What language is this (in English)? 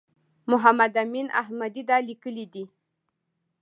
Pashto